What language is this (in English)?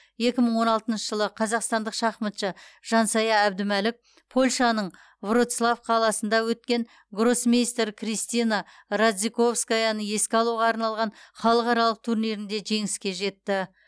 Kazakh